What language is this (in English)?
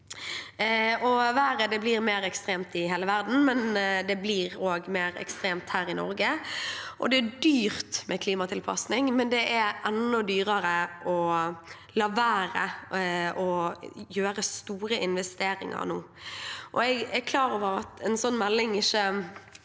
Norwegian